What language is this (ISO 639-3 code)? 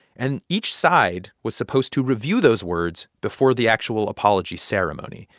eng